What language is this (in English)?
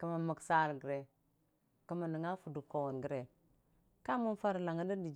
Dijim-Bwilim